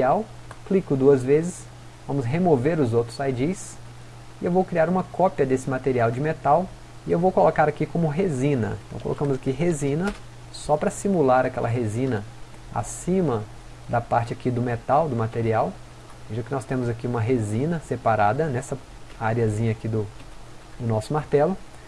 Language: Portuguese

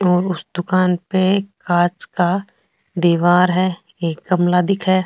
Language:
Rajasthani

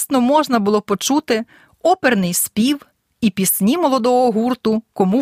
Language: Ukrainian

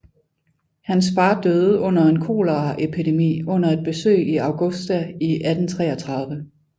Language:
Danish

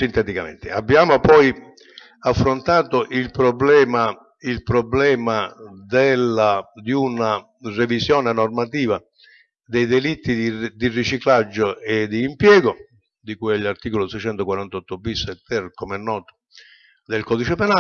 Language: Italian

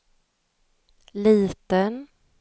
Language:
Swedish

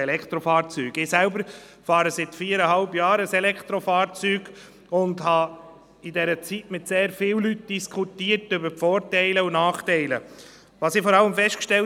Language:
Swiss German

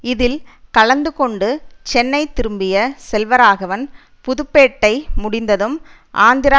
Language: Tamil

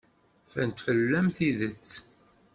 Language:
Kabyle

